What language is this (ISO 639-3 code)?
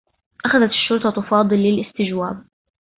ara